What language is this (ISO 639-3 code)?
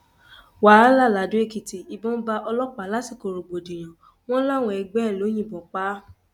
yor